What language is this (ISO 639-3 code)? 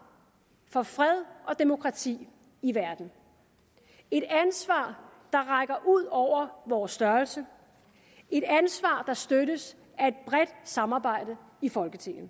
dan